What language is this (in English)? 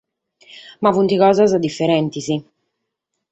Sardinian